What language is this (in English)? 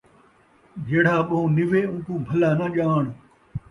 Saraiki